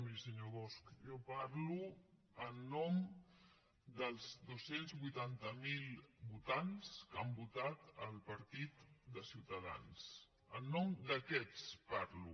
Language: Catalan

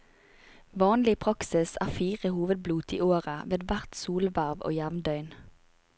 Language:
Norwegian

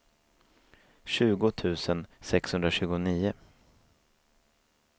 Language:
Swedish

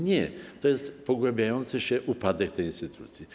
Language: Polish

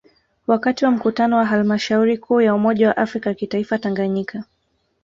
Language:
Swahili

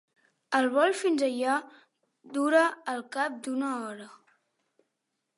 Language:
Catalan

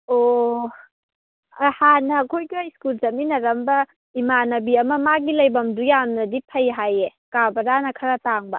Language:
Manipuri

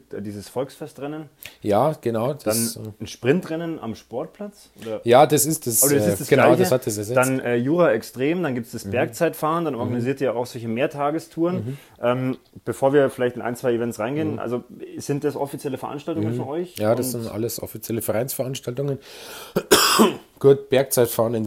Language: German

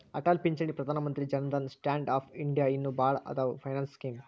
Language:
Kannada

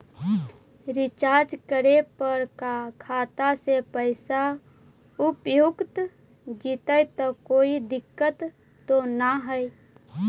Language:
Magahi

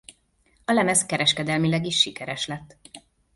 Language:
Hungarian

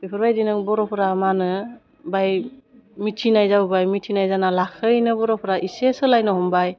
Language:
Bodo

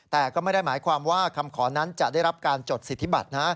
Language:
Thai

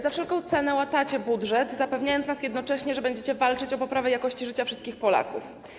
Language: Polish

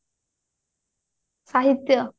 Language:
Odia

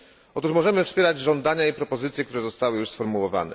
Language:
Polish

